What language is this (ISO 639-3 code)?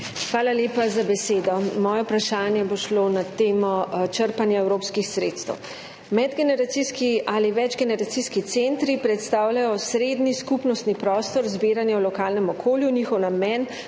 slv